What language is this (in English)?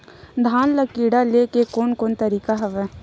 Chhattisgarhi